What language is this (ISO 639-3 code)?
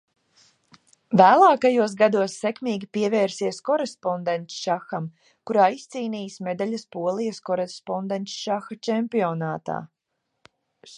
lav